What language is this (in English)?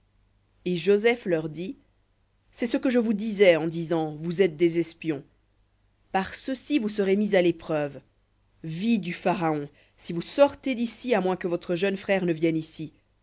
French